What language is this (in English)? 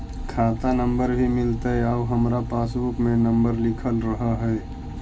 Magahi